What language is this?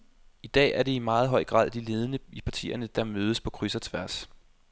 Danish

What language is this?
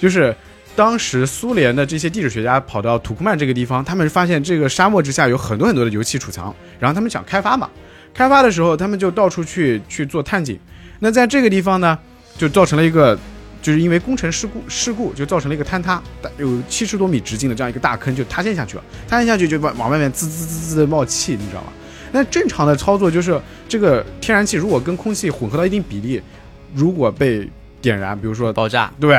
Chinese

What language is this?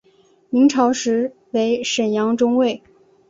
Chinese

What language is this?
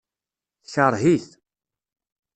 Kabyle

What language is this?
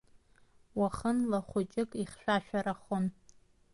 Abkhazian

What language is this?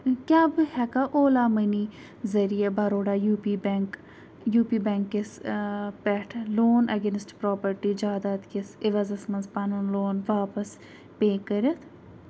Kashmiri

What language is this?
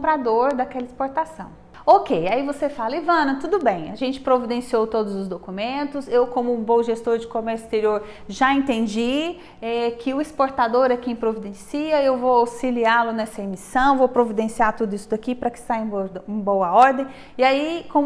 Portuguese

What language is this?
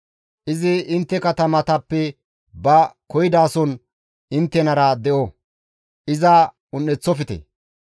Gamo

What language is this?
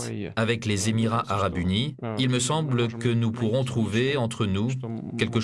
French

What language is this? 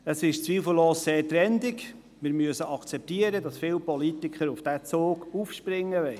Swiss German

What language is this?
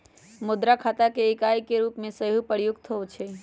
Magahi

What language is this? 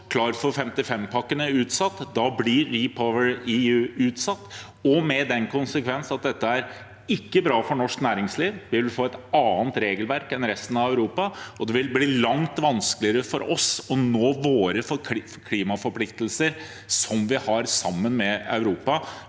Norwegian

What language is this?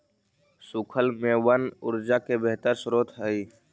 Magahi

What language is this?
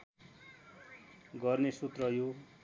Nepali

